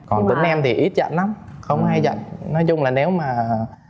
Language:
Vietnamese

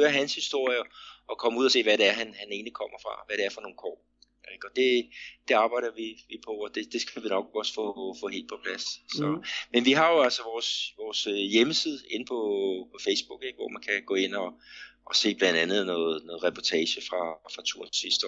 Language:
Danish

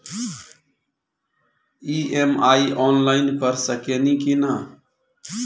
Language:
Bhojpuri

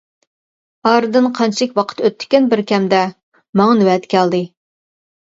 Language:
Uyghur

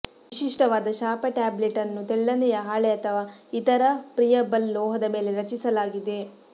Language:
Kannada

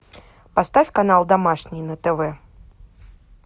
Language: Russian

